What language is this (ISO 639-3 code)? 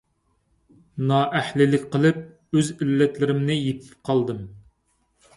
uig